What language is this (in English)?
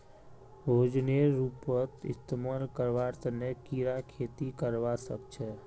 Magahi